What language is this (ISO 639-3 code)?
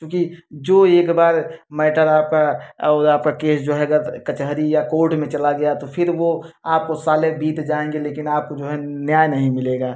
hin